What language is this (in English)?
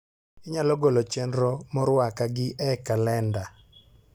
Luo (Kenya and Tanzania)